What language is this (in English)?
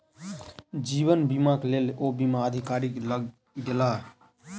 Maithili